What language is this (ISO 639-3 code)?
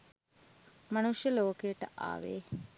sin